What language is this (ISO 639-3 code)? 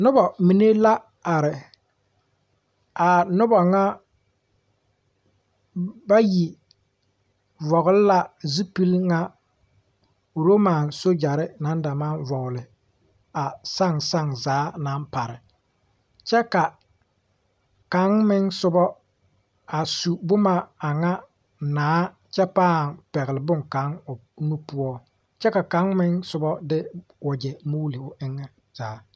dga